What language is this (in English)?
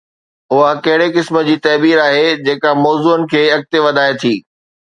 Sindhi